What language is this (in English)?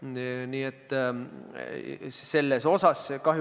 Estonian